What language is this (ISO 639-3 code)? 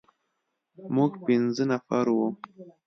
pus